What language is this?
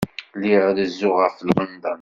Kabyle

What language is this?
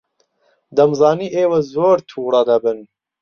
Central Kurdish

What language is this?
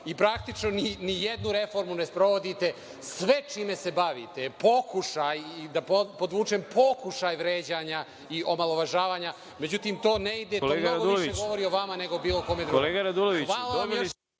Serbian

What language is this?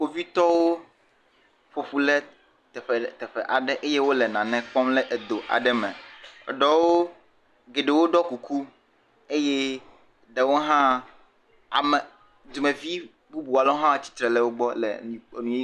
Ewe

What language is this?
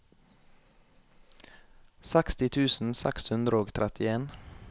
Norwegian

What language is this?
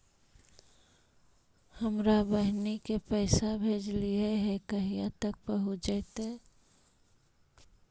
Magahi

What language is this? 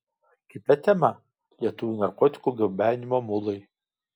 Lithuanian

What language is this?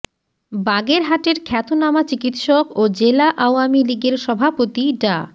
Bangla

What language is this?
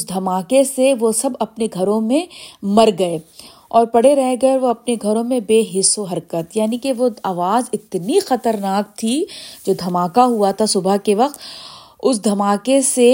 Urdu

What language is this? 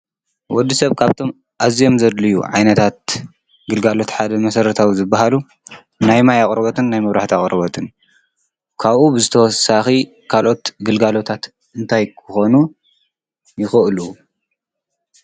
Tigrinya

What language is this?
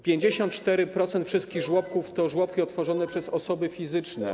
Polish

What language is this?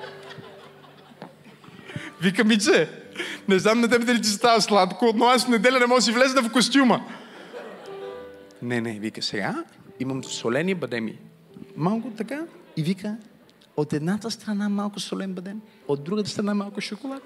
Bulgarian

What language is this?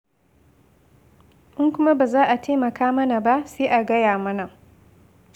Hausa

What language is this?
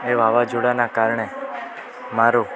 Gujarati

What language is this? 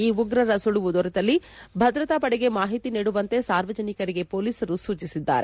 Kannada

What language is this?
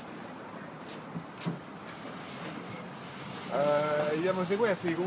Italian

